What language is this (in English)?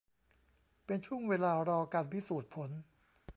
Thai